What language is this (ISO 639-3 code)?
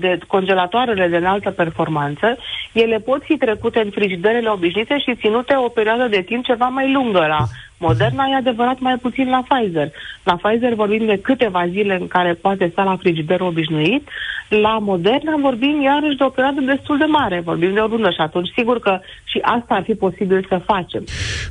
ron